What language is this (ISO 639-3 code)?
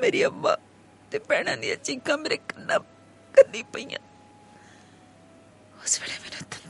hin